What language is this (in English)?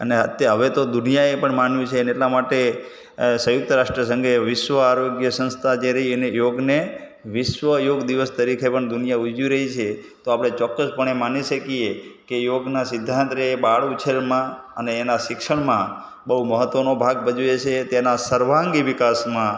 Gujarati